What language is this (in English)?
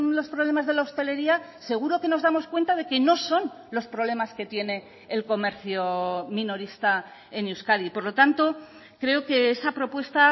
Spanish